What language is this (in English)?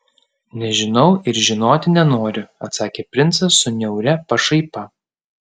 Lithuanian